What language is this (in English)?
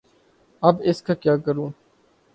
Urdu